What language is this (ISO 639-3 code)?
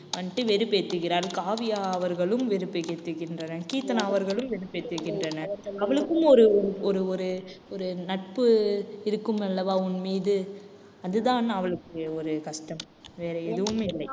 tam